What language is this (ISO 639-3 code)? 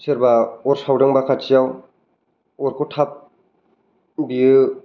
brx